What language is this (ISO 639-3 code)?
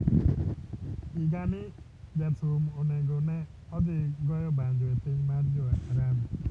luo